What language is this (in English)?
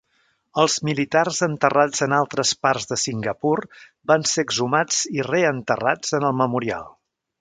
Catalan